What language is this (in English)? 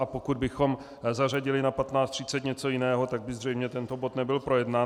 Czech